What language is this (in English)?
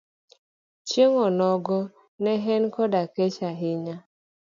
Luo (Kenya and Tanzania)